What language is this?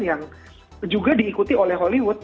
Indonesian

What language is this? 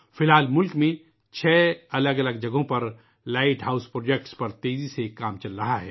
Urdu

